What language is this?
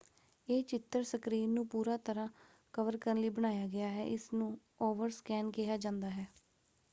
Punjabi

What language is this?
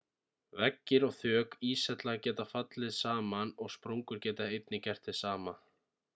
Icelandic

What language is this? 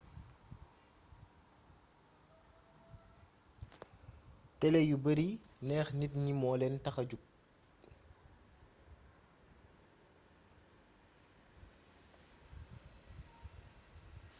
Wolof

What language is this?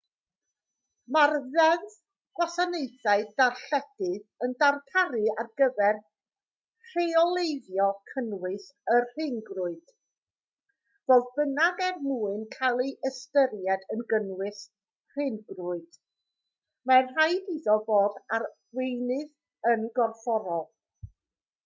Welsh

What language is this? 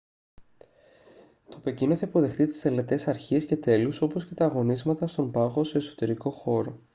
Greek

